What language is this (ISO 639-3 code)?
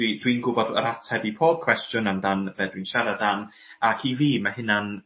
cym